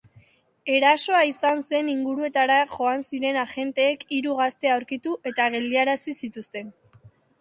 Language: Basque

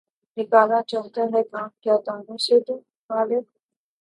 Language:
Urdu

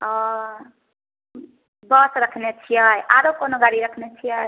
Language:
Maithili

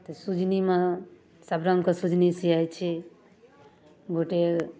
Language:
Maithili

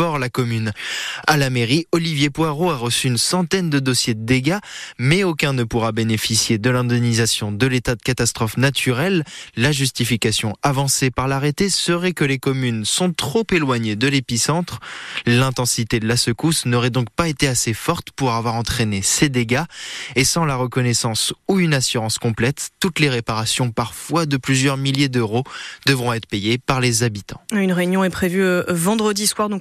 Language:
French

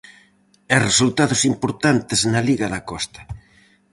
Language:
Galician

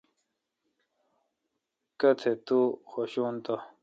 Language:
Kalkoti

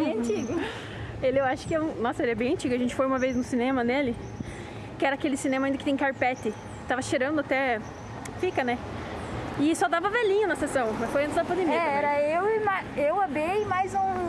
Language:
Portuguese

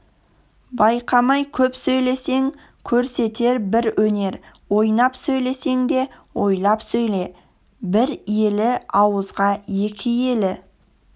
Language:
Kazakh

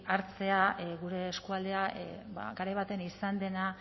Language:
Basque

